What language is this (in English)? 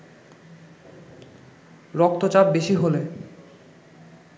Bangla